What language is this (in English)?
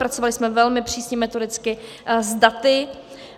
Czech